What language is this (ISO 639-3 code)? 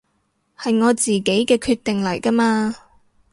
yue